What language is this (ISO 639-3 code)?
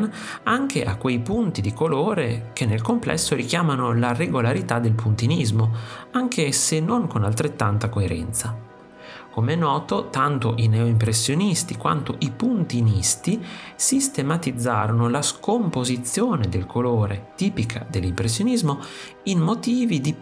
ita